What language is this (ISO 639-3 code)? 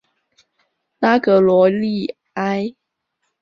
zho